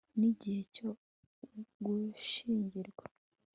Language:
Kinyarwanda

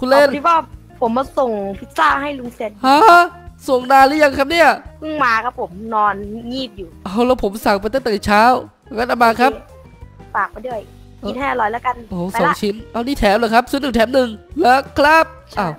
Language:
Thai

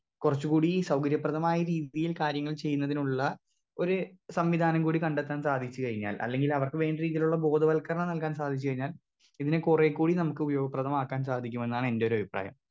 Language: Malayalam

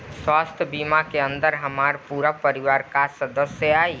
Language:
Bhojpuri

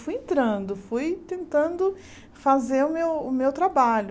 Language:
Portuguese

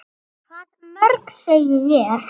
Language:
Icelandic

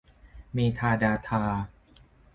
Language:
Thai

